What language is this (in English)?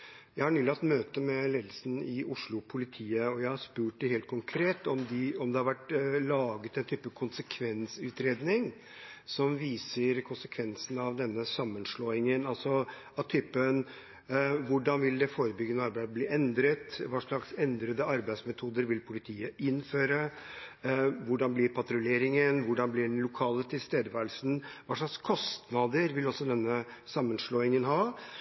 Norwegian Bokmål